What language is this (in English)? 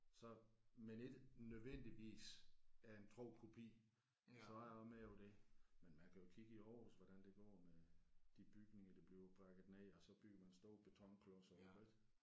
Danish